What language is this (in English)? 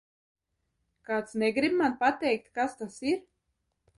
Latvian